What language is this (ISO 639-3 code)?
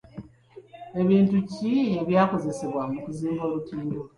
lug